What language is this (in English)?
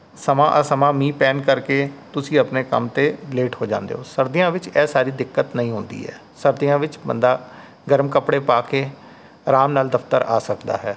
Punjabi